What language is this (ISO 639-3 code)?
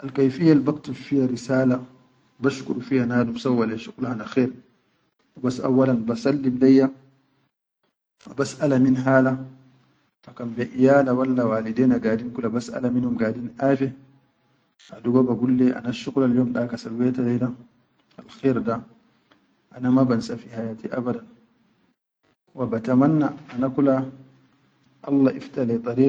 shu